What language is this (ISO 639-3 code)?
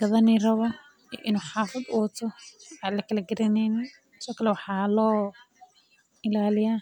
som